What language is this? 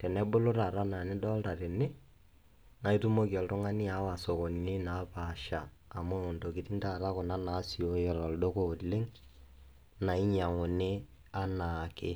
Masai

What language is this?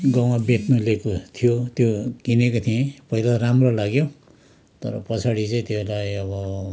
Nepali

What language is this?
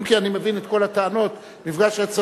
Hebrew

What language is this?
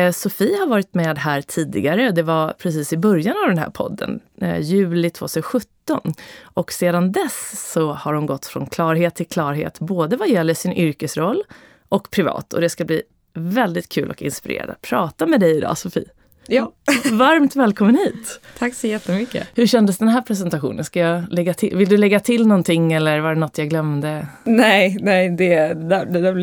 Swedish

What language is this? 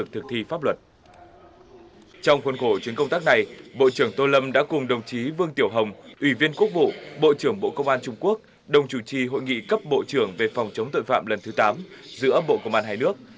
Vietnamese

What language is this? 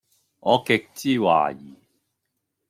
Cantonese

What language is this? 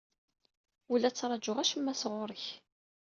Kabyle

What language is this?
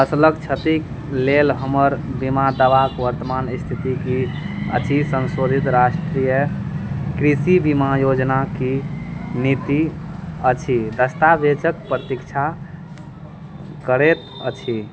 Maithili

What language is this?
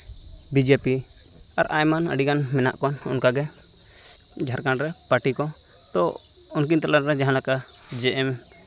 Santali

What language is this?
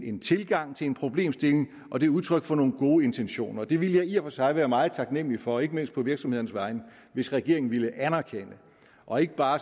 Danish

